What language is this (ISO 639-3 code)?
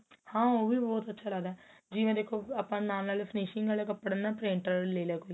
pan